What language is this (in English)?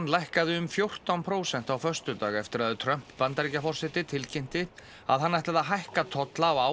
Icelandic